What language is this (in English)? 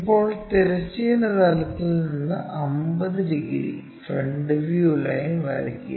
Malayalam